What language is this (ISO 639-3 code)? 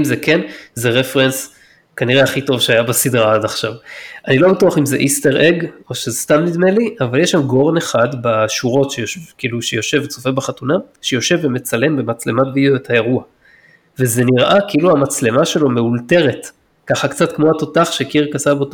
heb